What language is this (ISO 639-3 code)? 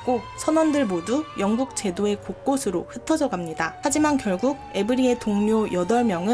kor